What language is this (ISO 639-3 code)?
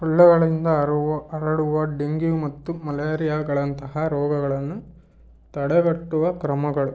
kan